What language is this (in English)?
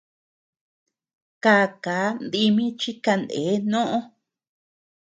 Tepeuxila Cuicatec